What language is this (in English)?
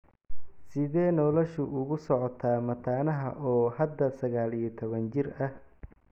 Somali